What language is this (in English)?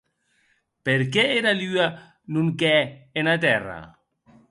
Occitan